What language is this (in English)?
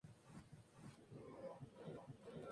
Spanish